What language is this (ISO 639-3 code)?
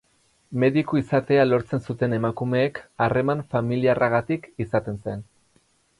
eus